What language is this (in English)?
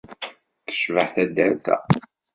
Kabyle